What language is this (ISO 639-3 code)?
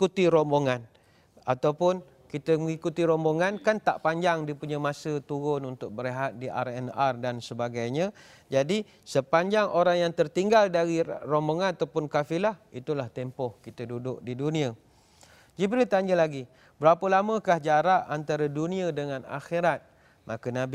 msa